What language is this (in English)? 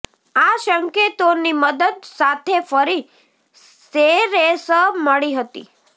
Gujarati